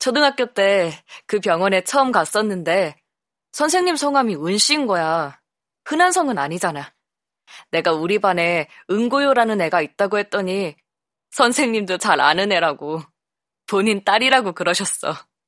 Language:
Korean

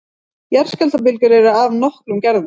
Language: Icelandic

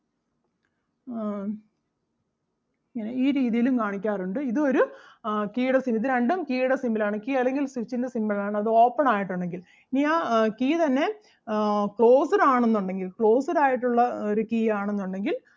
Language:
Malayalam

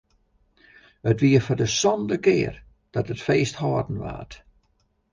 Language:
Western Frisian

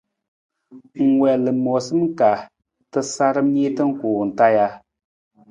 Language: Nawdm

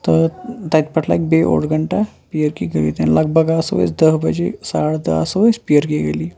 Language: Kashmiri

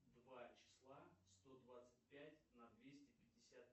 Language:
Russian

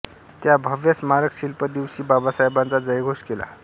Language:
Marathi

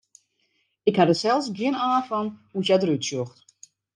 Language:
Western Frisian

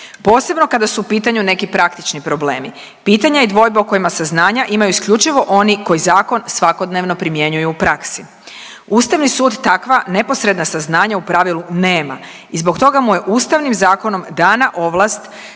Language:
Croatian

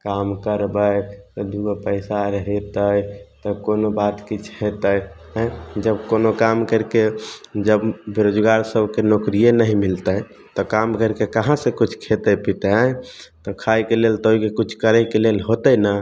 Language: Maithili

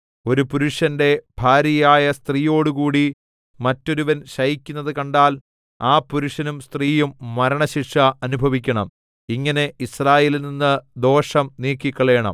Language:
Malayalam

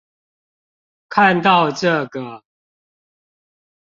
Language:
Chinese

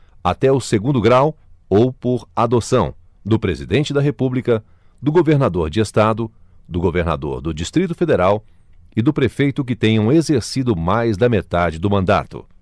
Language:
Portuguese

